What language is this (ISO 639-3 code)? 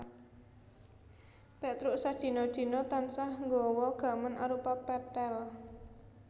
jav